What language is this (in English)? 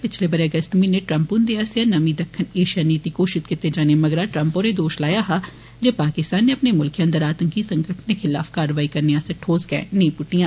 Dogri